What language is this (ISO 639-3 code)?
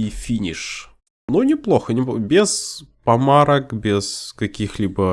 rus